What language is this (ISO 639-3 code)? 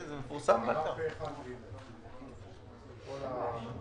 heb